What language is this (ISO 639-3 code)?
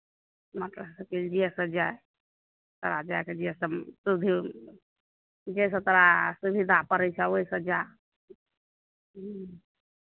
mai